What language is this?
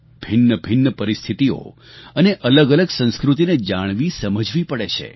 Gujarati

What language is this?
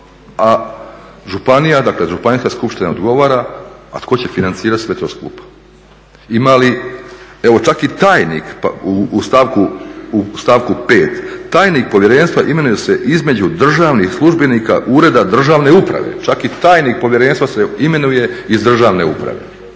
Croatian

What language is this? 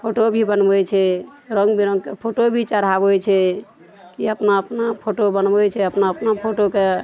Maithili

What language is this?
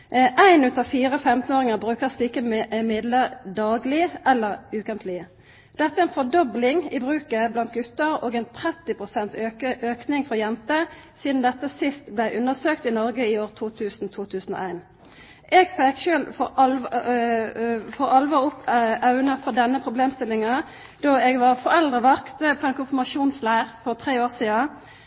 Norwegian Nynorsk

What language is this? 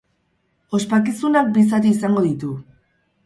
Basque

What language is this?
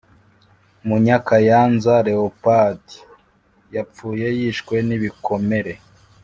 Kinyarwanda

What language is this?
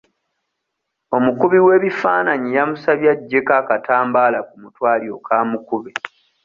Ganda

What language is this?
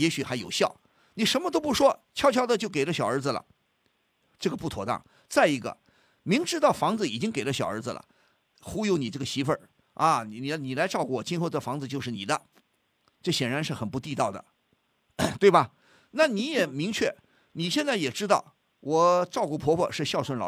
Chinese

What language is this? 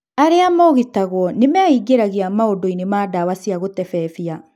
Kikuyu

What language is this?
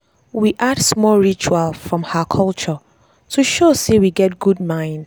Nigerian Pidgin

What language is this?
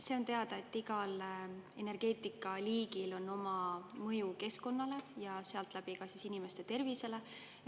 Estonian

